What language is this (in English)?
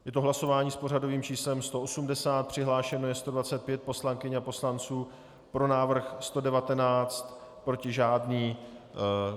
Czech